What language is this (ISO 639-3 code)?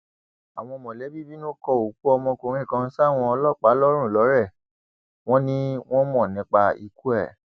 yor